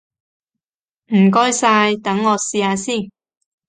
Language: Cantonese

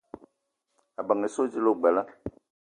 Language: Eton (Cameroon)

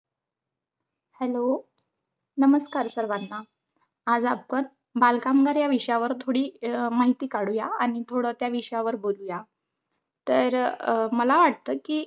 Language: Marathi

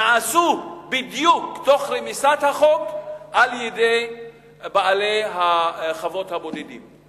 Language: Hebrew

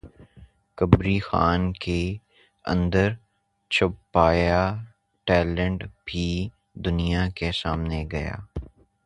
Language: Urdu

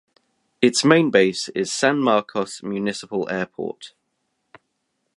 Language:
English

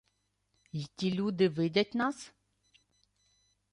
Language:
Ukrainian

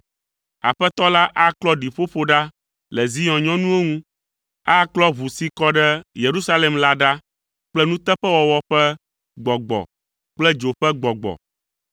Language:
Ewe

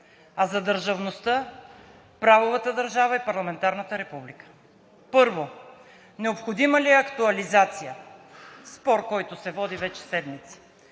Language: Bulgarian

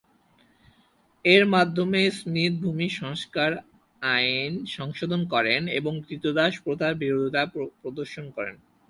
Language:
Bangla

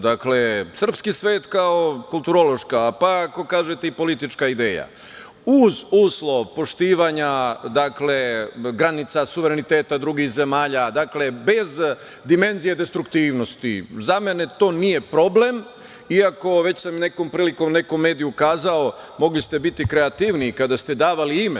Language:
Serbian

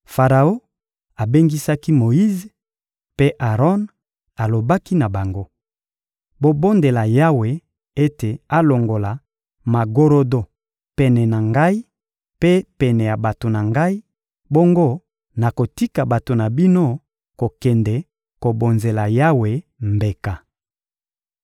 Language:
Lingala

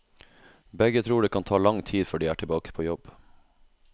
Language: Norwegian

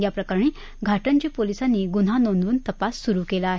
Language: Marathi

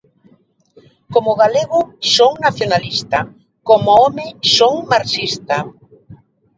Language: Galician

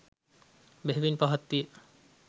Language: Sinhala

